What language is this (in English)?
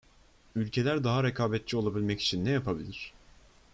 Turkish